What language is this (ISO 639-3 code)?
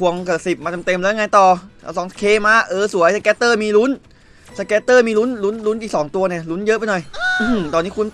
tha